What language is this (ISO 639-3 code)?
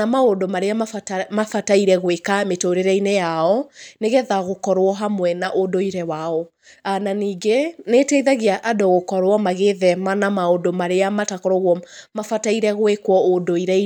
kik